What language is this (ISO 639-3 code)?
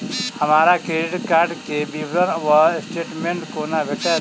mai